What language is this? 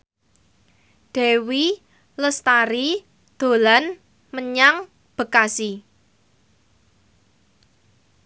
Javanese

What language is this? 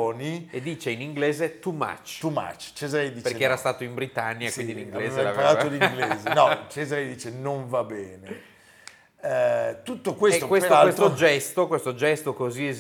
Italian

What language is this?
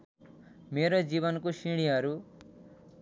Nepali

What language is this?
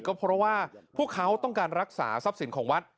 Thai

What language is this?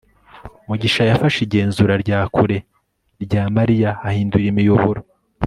Kinyarwanda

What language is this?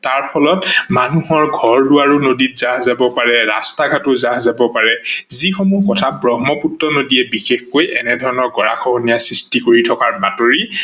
Assamese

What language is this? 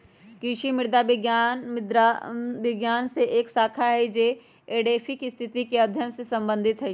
Magahi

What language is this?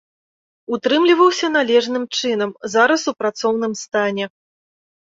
Belarusian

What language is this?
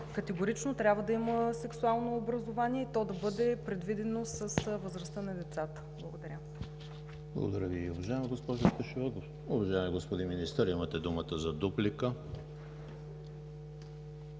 Bulgarian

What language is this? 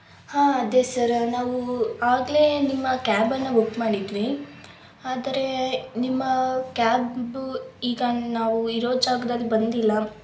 Kannada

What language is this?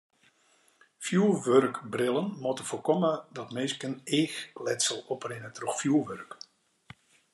Western Frisian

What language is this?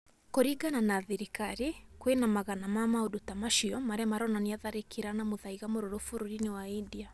Kikuyu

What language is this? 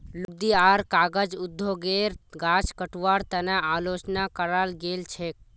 Magahi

